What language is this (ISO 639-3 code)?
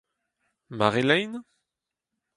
bre